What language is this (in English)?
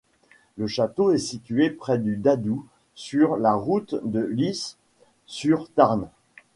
French